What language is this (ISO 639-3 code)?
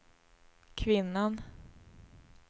swe